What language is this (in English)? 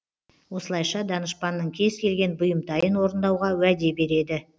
Kazakh